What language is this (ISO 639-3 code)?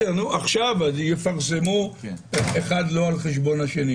heb